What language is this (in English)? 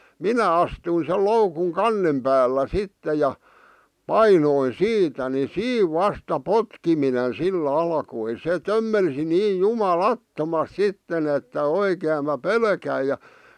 Finnish